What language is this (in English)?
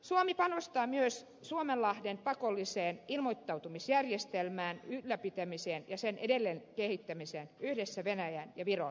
Finnish